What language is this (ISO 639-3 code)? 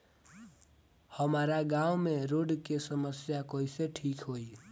bho